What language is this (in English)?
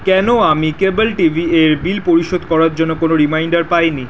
Bangla